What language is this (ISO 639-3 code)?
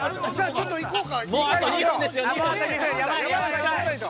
jpn